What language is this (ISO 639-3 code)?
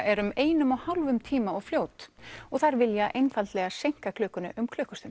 isl